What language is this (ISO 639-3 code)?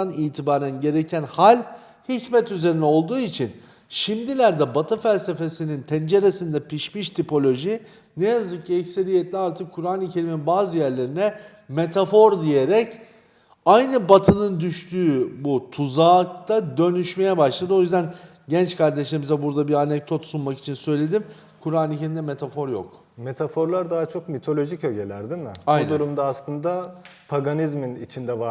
tur